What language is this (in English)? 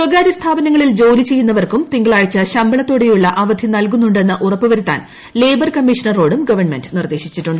Malayalam